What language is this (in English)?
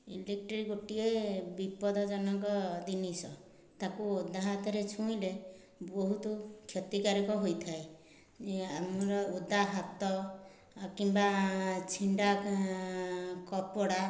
Odia